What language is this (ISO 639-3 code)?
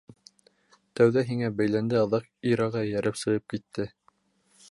bak